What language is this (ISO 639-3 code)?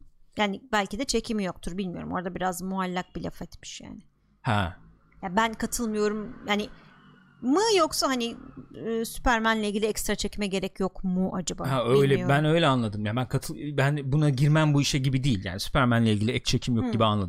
tur